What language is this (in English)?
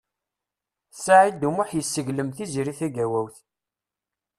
Kabyle